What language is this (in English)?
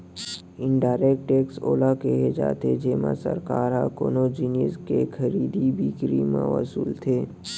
Chhattisgarhi